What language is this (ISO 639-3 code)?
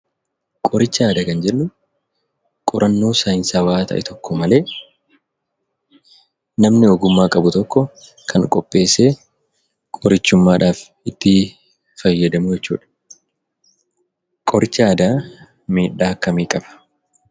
orm